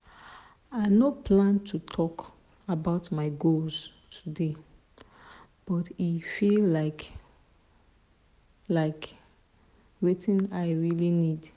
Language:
Nigerian Pidgin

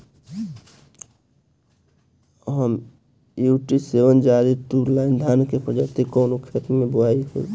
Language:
Bhojpuri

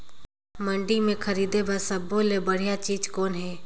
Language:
Chhattisgarhi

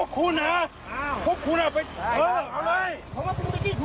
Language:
Thai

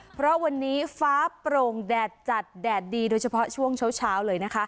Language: Thai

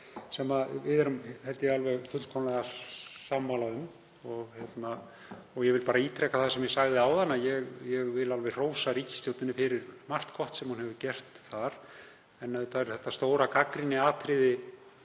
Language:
Icelandic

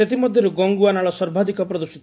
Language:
Odia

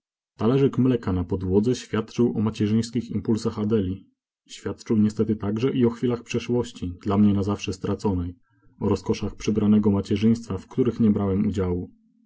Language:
Polish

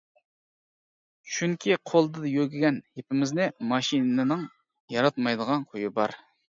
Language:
Uyghur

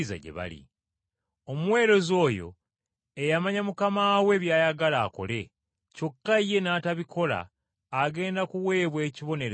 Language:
Ganda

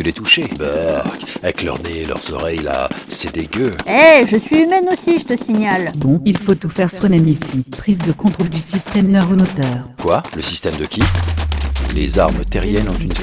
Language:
French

